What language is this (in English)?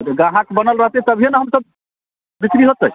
Maithili